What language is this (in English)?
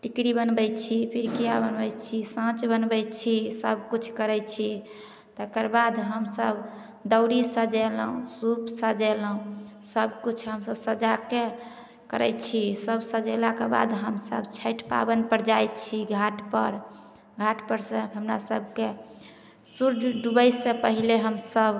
Maithili